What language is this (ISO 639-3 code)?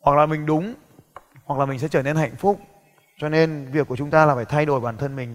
vie